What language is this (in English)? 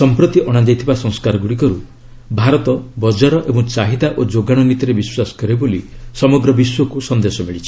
Odia